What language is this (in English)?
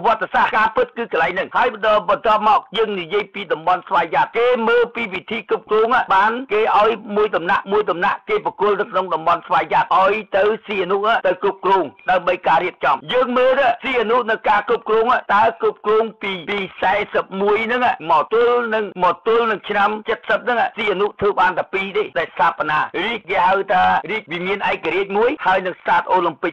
Thai